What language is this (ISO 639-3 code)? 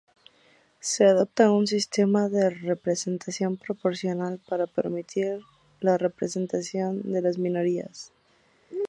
spa